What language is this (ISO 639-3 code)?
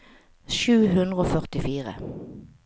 nor